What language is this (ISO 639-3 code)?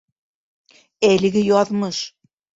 bak